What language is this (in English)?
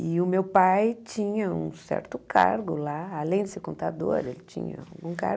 Portuguese